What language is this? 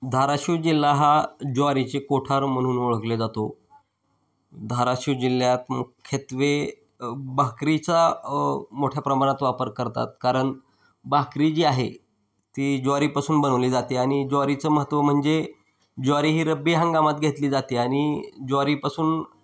Marathi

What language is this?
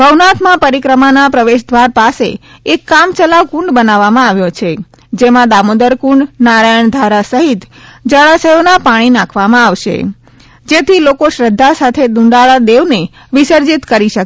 Gujarati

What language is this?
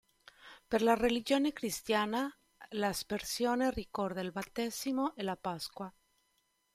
Italian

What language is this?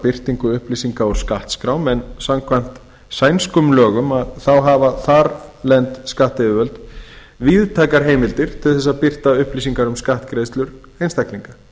Icelandic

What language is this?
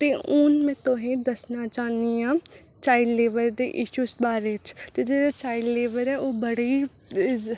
Dogri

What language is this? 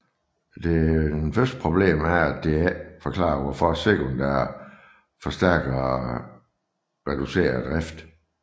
Danish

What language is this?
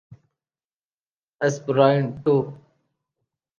Urdu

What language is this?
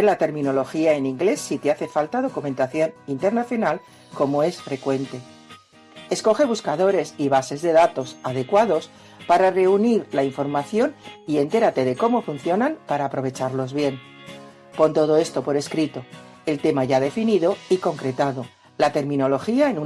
Spanish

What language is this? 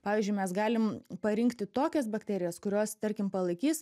Lithuanian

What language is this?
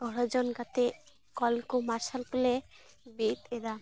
Santali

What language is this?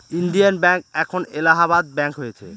Bangla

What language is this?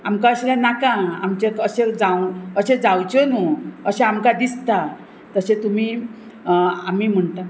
Konkani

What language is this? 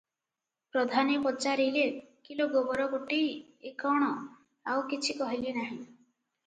Odia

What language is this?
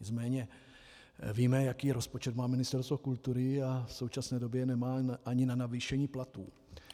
Czech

